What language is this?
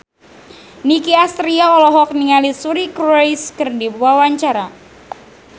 Sundanese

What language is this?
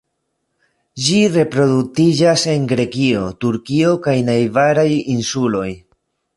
Esperanto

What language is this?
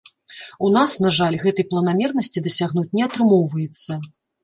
Belarusian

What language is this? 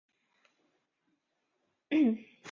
Chinese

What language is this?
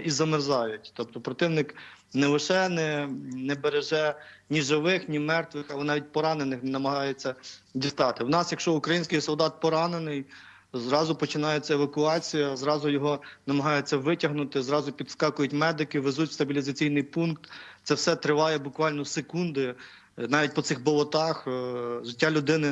Ukrainian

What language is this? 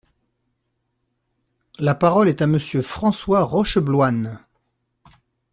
French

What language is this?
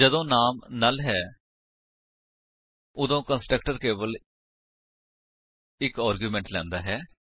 Punjabi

